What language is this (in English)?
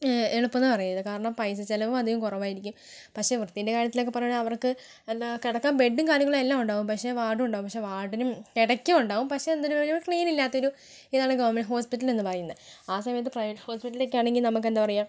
Malayalam